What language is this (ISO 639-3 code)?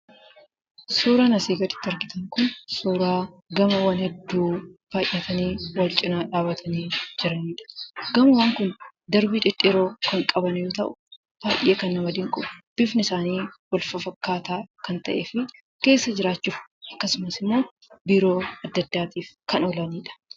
orm